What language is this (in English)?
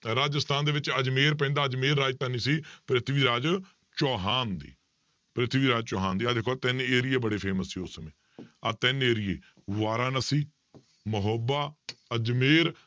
Punjabi